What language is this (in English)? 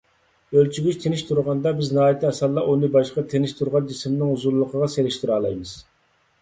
Uyghur